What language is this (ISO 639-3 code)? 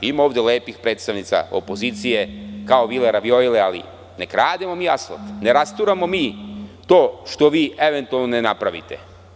srp